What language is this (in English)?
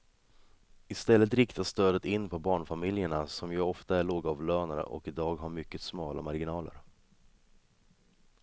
Swedish